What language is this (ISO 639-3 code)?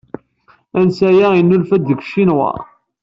kab